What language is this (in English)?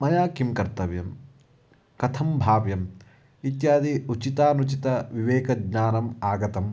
Sanskrit